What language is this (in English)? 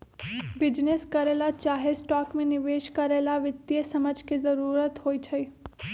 Magahi